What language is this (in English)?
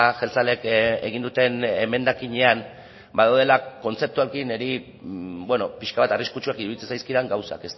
Basque